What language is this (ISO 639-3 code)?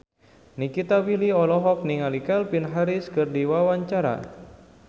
sun